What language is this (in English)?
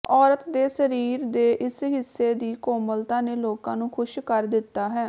Punjabi